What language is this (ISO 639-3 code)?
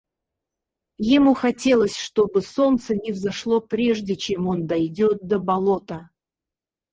rus